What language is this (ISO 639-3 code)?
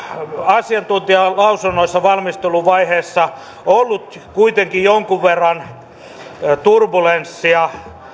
fin